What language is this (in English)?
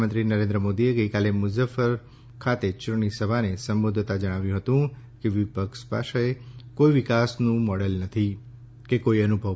Gujarati